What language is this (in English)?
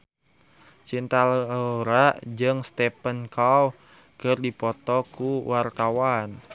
Sundanese